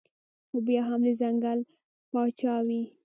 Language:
Pashto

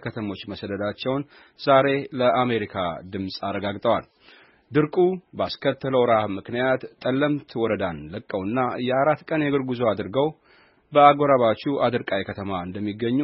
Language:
Amharic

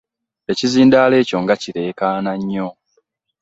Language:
Ganda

